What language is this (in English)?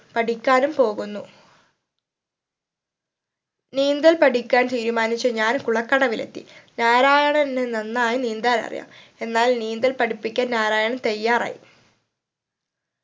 Malayalam